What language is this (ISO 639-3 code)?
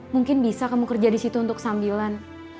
ind